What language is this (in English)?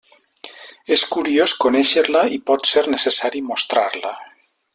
Catalan